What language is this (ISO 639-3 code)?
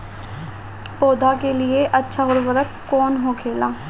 bho